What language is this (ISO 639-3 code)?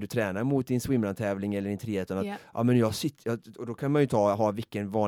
swe